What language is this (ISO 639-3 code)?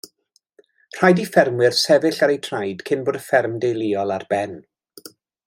cym